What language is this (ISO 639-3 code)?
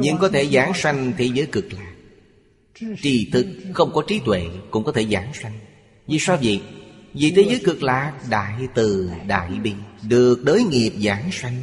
vie